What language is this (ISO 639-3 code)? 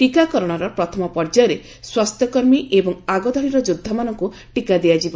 ori